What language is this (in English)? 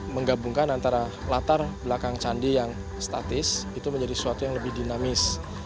Indonesian